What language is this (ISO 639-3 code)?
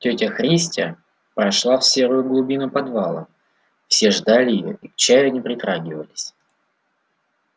rus